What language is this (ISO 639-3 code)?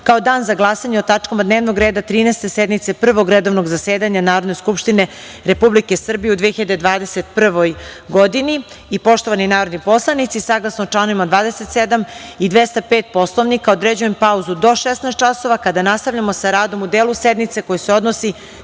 srp